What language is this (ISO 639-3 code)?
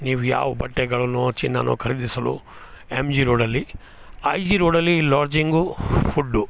kan